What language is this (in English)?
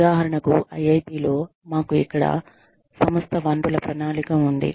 Telugu